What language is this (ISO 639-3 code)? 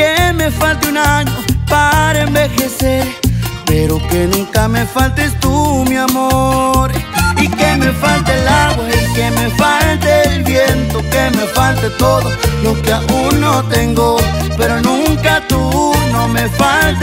ron